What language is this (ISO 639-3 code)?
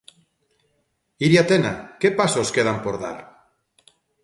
glg